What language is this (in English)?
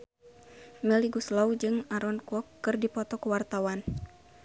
Sundanese